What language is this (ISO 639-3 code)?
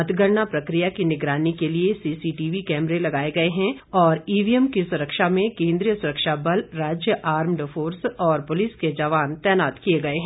hin